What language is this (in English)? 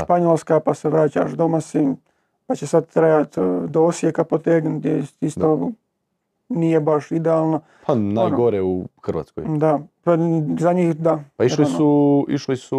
Croatian